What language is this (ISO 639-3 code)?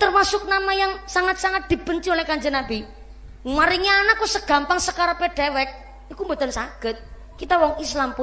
ind